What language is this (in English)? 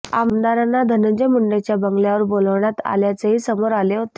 Marathi